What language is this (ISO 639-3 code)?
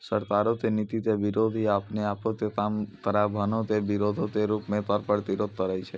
mai